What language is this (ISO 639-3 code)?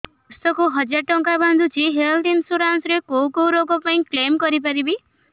ori